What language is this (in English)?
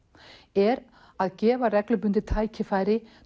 Icelandic